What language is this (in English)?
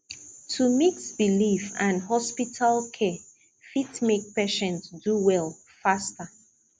Nigerian Pidgin